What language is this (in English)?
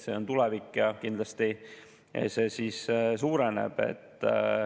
Estonian